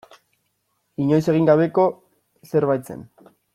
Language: Basque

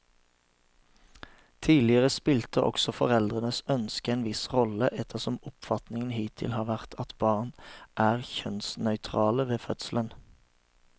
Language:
Norwegian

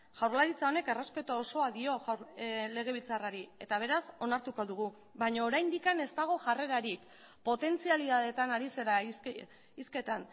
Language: Basque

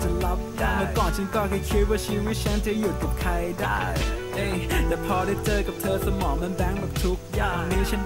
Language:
Thai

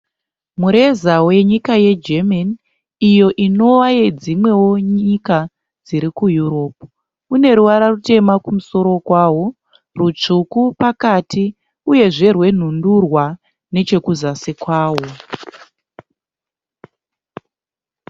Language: Shona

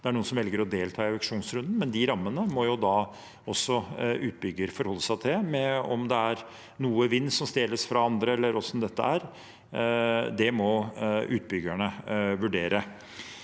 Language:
Norwegian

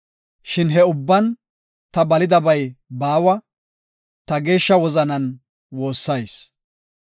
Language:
Gofa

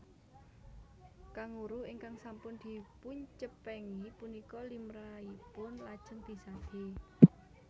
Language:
Javanese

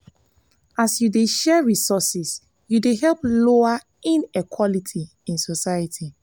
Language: Nigerian Pidgin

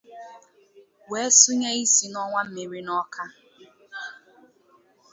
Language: Igbo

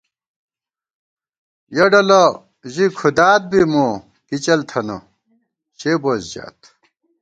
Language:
Gawar-Bati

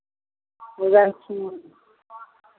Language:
Maithili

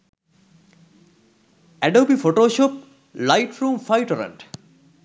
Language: Sinhala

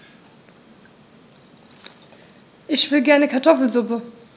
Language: German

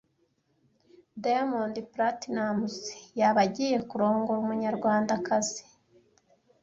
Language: Kinyarwanda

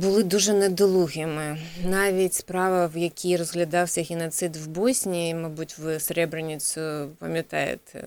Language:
Ukrainian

